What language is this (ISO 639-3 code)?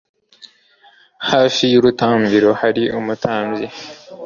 kin